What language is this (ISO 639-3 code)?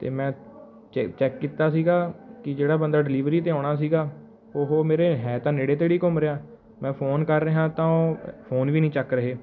pan